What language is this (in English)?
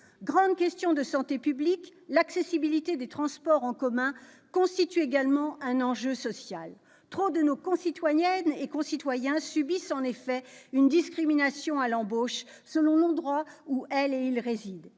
French